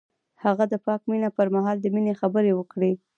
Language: Pashto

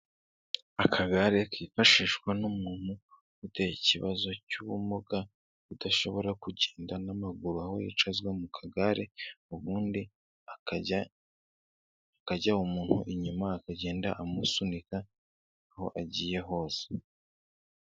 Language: Kinyarwanda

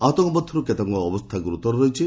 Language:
Odia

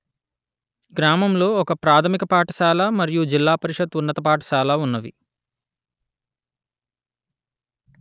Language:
Telugu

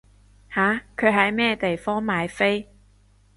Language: Cantonese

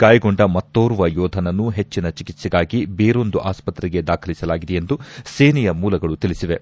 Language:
Kannada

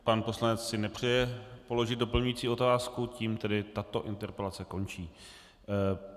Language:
Czech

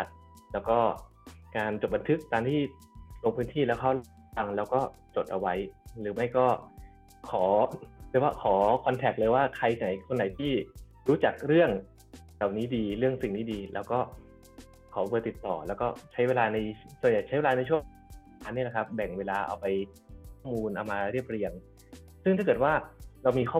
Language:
Thai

